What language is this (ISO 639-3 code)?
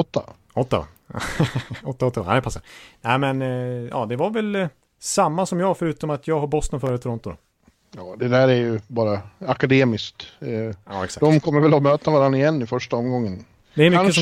swe